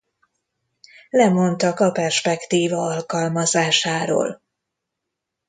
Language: Hungarian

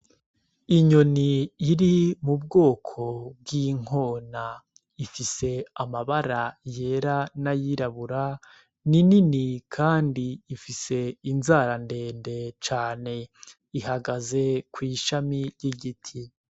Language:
Rundi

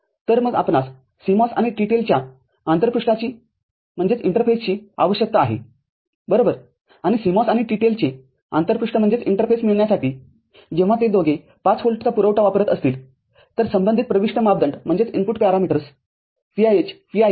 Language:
Marathi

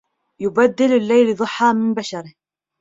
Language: Arabic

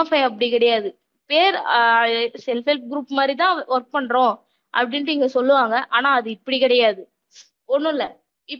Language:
Tamil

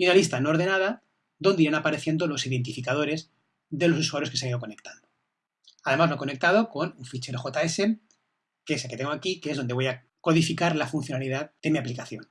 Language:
Spanish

